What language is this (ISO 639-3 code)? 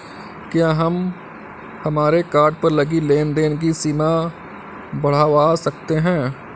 hin